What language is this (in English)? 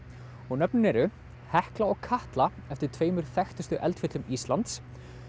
Icelandic